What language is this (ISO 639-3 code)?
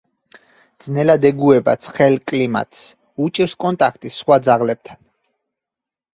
kat